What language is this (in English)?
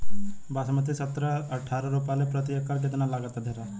Bhojpuri